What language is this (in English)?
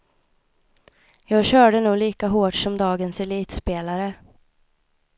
Swedish